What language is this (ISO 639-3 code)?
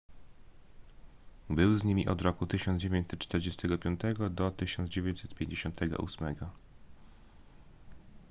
pol